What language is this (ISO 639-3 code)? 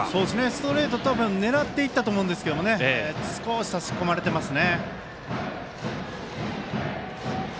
jpn